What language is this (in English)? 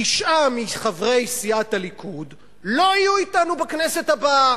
Hebrew